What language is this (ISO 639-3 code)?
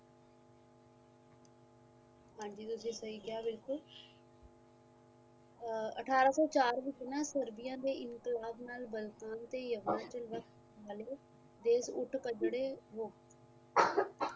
pan